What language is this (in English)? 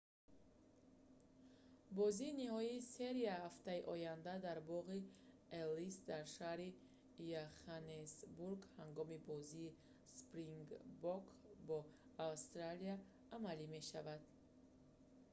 Tajik